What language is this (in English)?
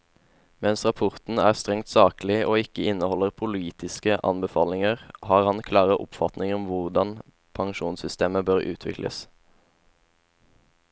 Norwegian